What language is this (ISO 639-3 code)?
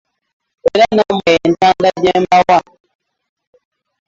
lug